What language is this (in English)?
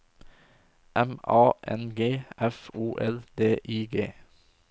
Norwegian